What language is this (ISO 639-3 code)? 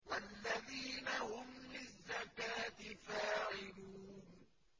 ara